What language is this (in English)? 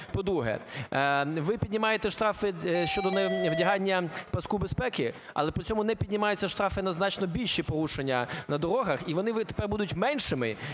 Ukrainian